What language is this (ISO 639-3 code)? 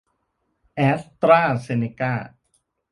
tha